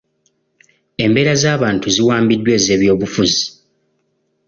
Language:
Ganda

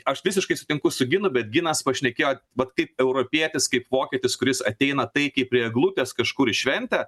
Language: Lithuanian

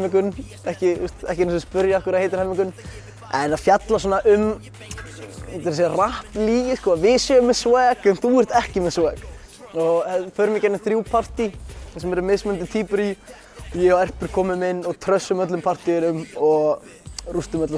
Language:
Dutch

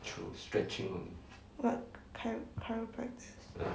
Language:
English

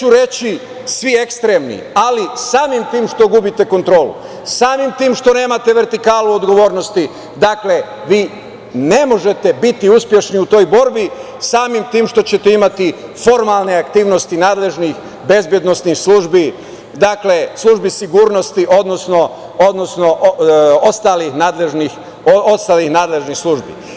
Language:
Serbian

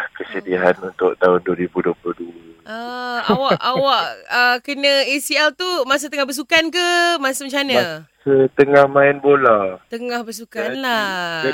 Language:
Malay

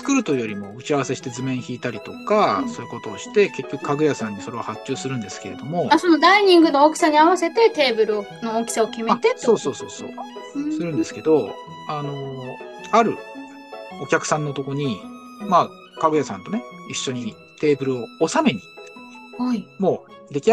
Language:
Japanese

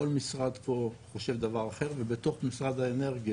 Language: Hebrew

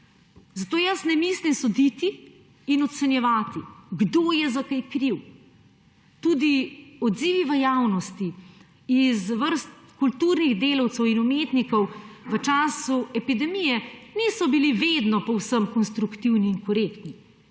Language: Slovenian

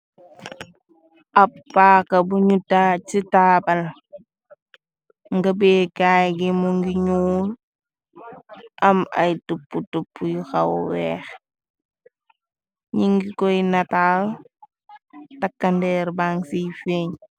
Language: Wolof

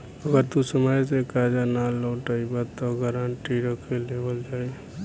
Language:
Bhojpuri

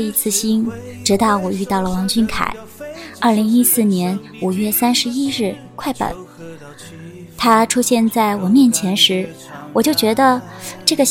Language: Chinese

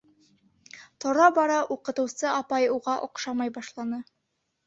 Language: Bashkir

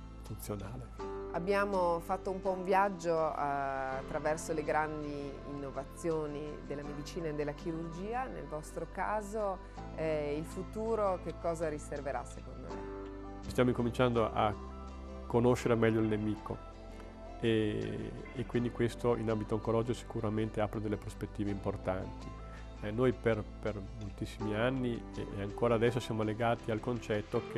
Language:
Italian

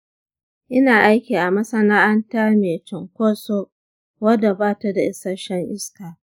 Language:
Hausa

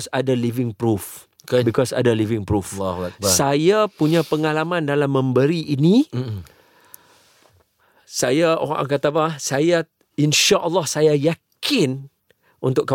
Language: Malay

